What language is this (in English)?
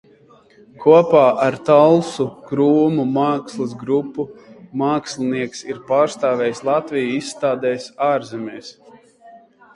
Latvian